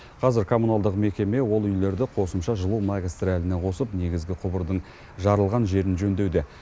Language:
Kazakh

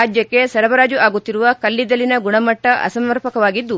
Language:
Kannada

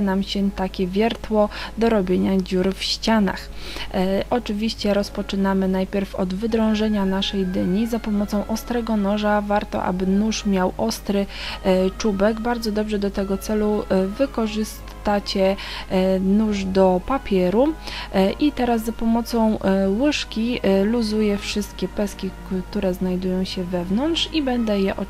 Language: Polish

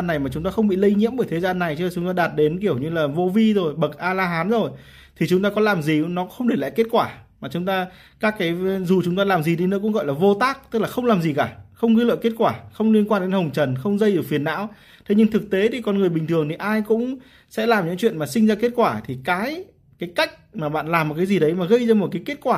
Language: Vietnamese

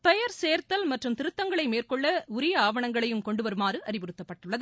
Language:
Tamil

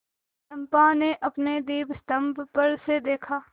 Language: Hindi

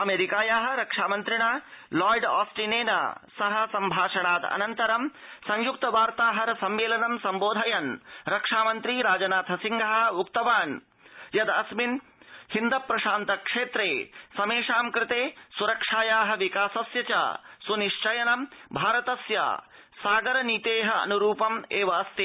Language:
Sanskrit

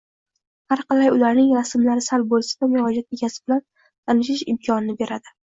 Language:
Uzbek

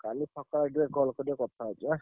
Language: Odia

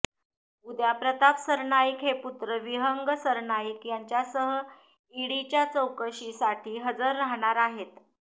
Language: Marathi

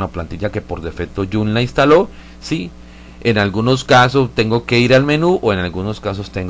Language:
Spanish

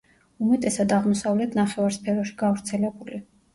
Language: Georgian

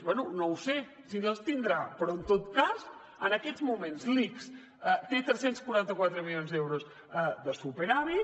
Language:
Catalan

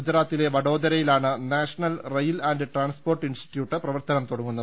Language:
Malayalam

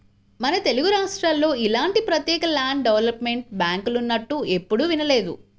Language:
Telugu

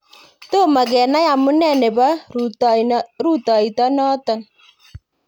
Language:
Kalenjin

